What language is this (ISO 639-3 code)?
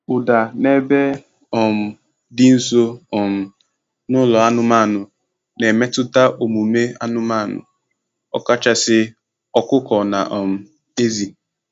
ibo